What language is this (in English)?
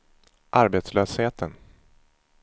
Swedish